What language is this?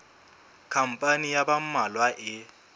Southern Sotho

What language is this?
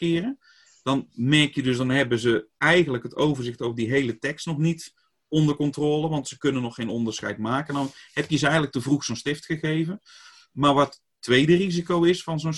Dutch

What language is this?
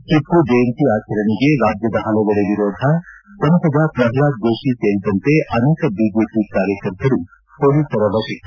Kannada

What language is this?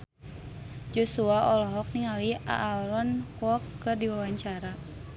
Sundanese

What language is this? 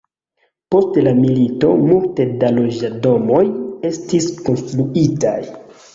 Esperanto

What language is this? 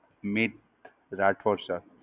Gujarati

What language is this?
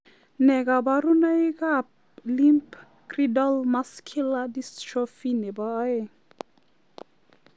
Kalenjin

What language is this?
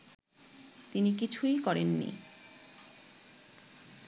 Bangla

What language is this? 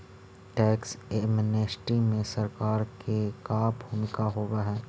Magahi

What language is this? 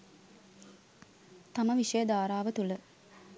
Sinhala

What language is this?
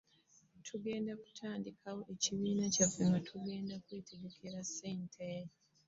Ganda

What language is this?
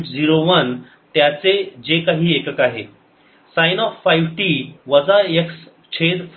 Marathi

